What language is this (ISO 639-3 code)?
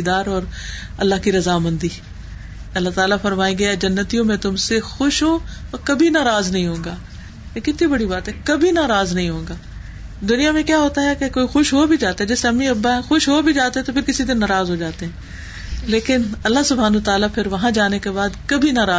urd